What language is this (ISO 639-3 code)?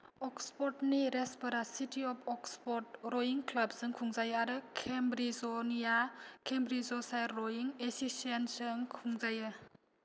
brx